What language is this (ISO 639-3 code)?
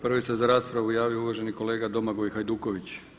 hrv